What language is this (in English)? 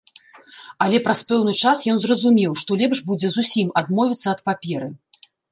Belarusian